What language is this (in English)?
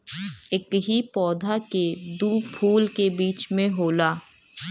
Bhojpuri